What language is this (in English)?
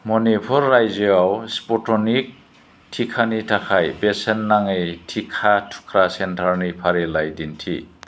Bodo